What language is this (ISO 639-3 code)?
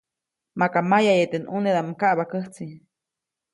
zoc